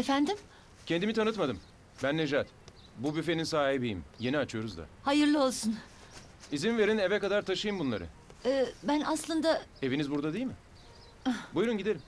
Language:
Turkish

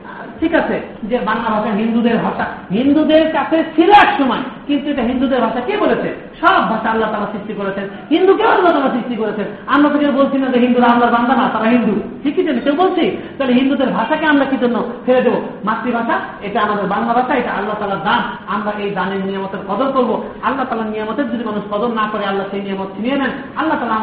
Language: Bangla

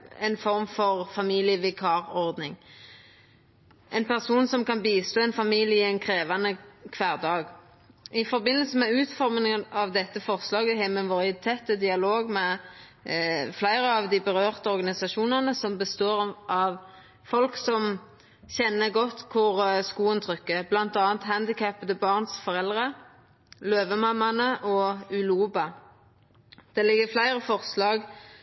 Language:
Norwegian Nynorsk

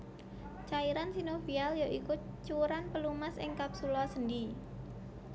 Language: Javanese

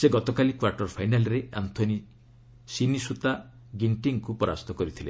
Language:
Odia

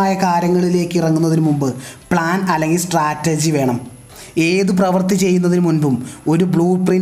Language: Malayalam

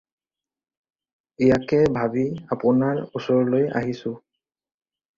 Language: Assamese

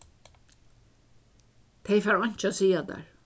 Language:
Faroese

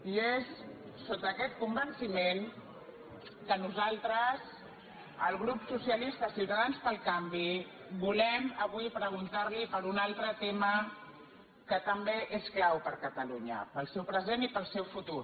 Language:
Catalan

